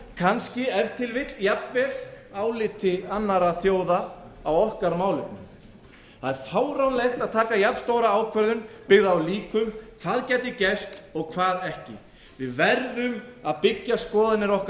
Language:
Icelandic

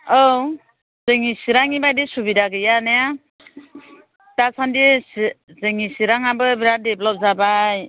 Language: Bodo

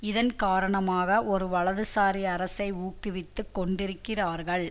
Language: Tamil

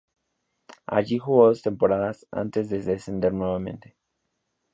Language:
Spanish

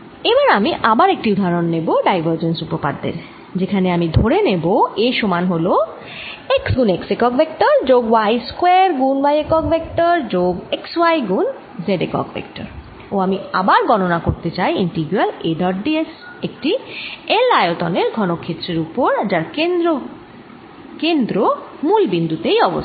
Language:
Bangla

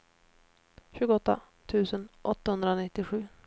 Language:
Swedish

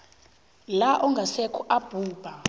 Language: South Ndebele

